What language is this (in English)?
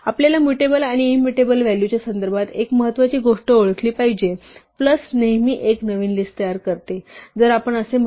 Marathi